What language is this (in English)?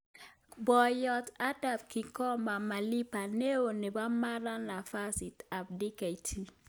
Kalenjin